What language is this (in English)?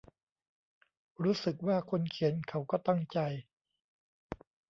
Thai